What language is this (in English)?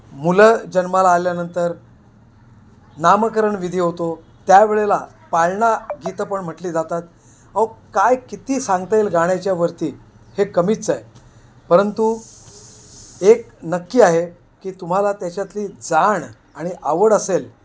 Marathi